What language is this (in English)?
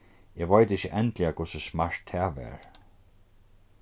Faroese